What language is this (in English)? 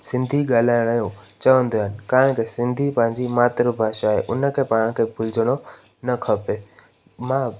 Sindhi